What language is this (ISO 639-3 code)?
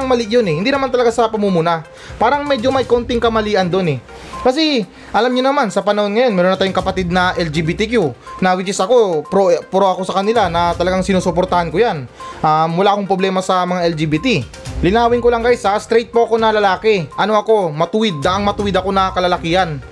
fil